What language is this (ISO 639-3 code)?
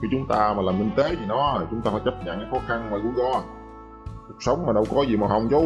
vie